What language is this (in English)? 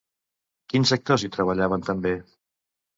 Catalan